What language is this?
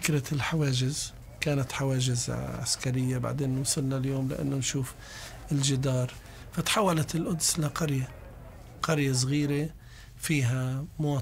Arabic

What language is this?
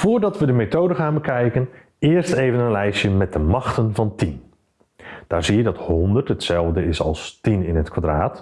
Dutch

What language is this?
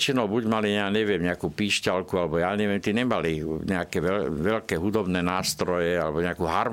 Slovak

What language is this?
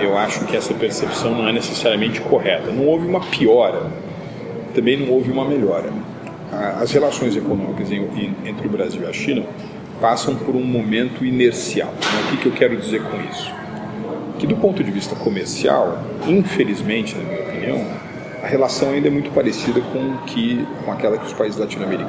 Portuguese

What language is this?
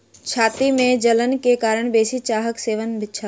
Maithili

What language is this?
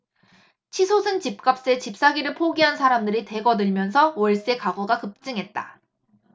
Korean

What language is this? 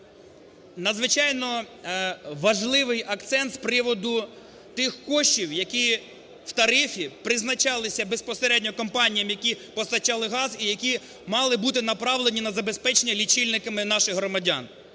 Ukrainian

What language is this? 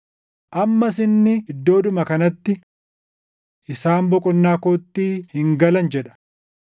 Oromo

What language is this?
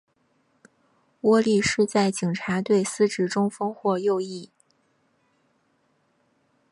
Chinese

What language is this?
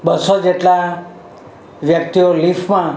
Gujarati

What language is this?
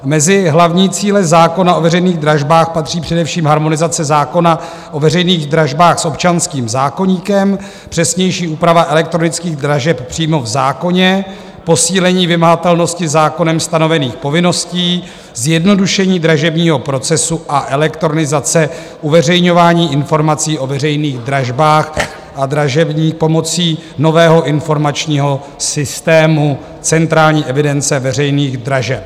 Czech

